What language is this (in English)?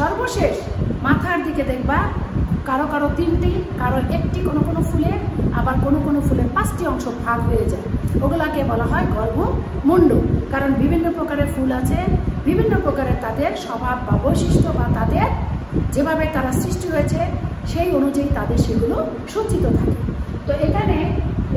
Indonesian